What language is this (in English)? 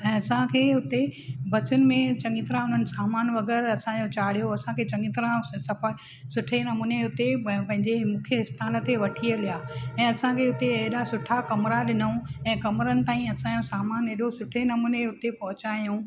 Sindhi